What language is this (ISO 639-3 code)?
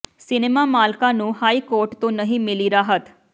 pan